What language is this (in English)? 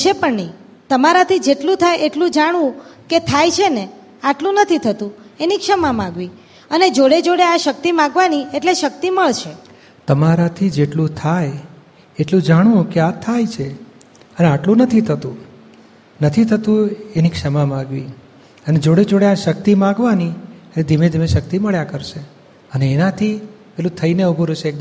Gujarati